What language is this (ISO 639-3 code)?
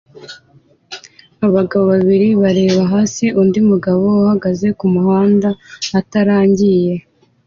kin